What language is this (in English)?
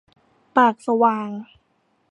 Thai